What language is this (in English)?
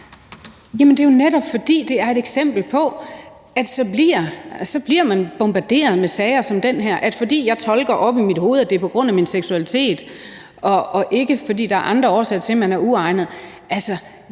Danish